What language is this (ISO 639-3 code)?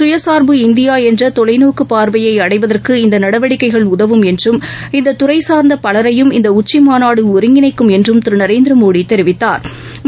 tam